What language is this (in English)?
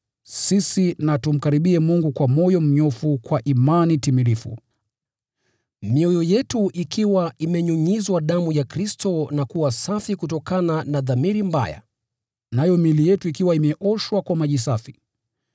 Swahili